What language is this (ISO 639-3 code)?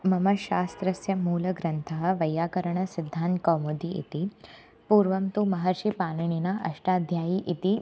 san